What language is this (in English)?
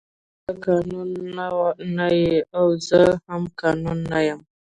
Pashto